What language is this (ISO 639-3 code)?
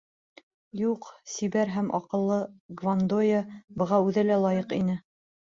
bak